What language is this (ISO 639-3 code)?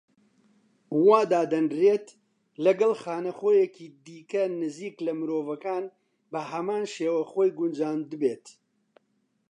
ckb